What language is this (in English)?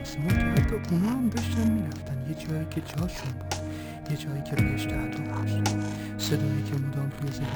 Persian